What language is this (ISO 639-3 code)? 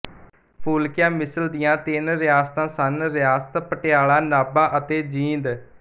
pan